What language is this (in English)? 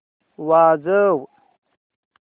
Marathi